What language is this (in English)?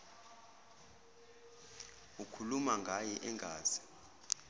Zulu